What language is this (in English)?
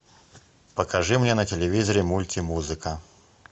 Russian